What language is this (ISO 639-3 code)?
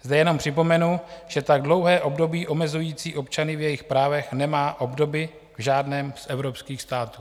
ces